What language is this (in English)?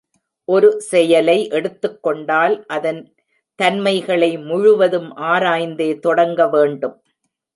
Tamil